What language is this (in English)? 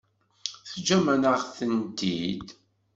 Kabyle